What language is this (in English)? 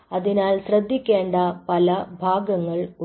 Malayalam